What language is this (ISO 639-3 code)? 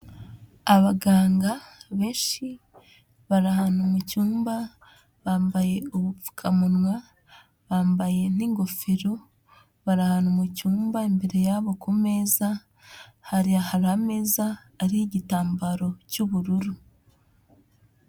kin